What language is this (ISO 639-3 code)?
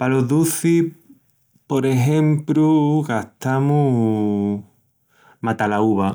ext